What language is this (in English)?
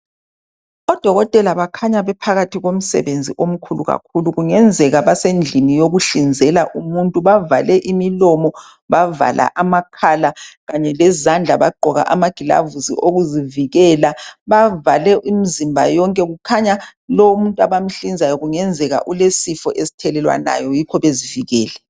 North Ndebele